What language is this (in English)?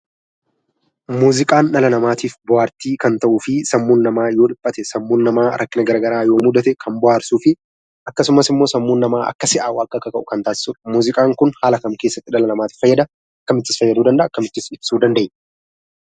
Oromo